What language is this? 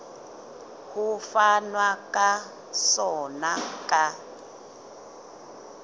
Southern Sotho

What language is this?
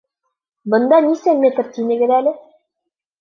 Bashkir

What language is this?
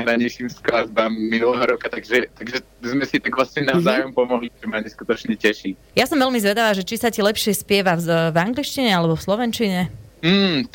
Slovak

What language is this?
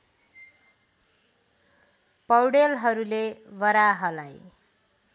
Nepali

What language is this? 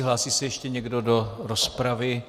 Czech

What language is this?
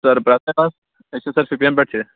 Kashmiri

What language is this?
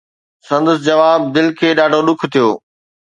Sindhi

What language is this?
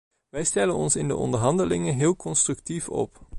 Dutch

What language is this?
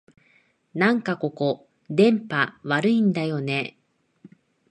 Japanese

